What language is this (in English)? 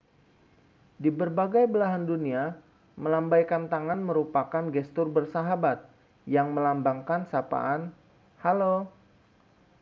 Indonesian